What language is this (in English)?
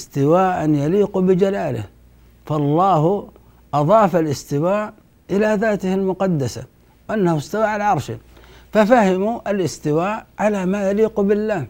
Arabic